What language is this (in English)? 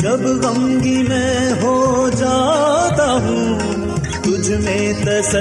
Urdu